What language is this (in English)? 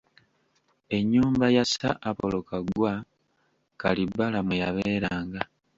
Ganda